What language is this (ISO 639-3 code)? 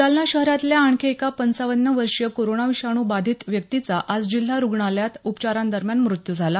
mar